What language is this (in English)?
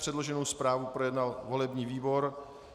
Czech